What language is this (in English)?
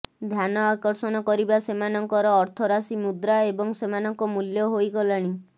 Odia